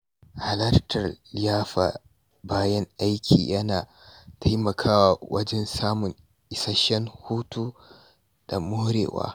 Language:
Hausa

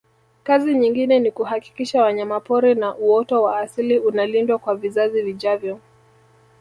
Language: Swahili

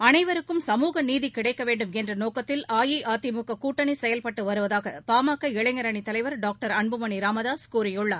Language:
Tamil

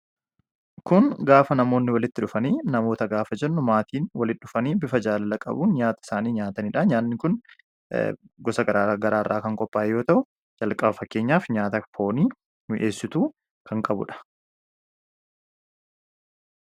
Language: Oromo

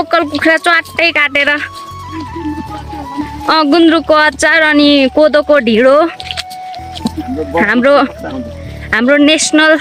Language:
Indonesian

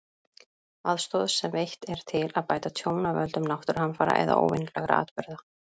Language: Icelandic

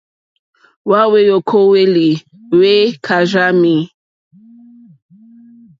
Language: Mokpwe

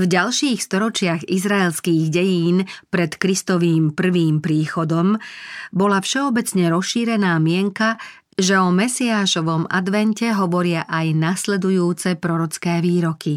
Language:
Slovak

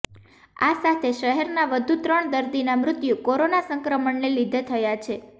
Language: Gujarati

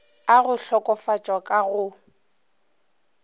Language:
Northern Sotho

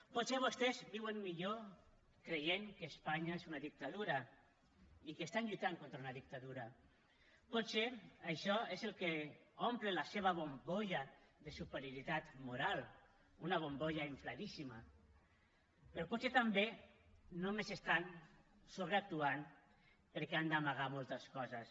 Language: Catalan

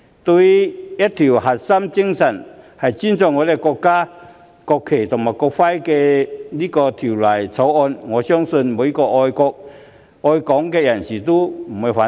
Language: Cantonese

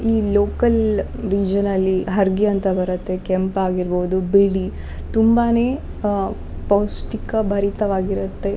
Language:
Kannada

